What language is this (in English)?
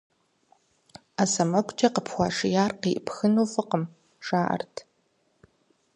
Kabardian